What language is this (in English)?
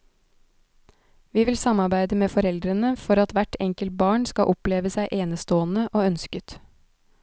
Norwegian